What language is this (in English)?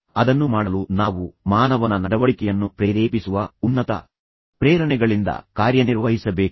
Kannada